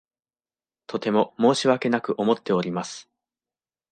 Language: Japanese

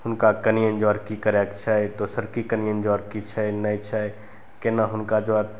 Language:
Maithili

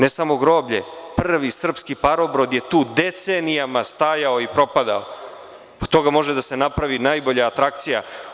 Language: Serbian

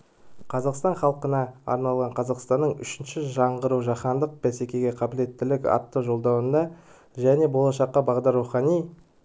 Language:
Kazakh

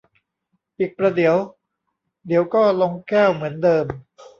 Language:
Thai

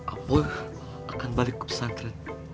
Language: Indonesian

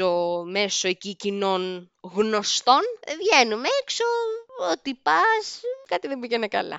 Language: Greek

